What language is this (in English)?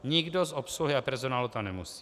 Czech